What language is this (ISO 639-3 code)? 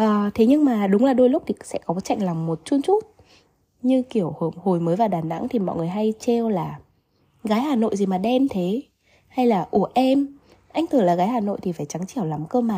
vie